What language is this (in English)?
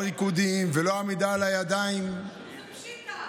Hebrew